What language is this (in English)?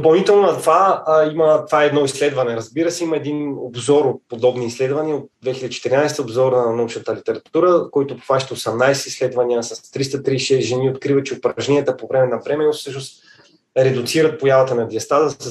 Bulgarian